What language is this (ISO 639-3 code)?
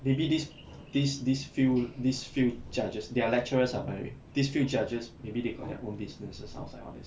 eng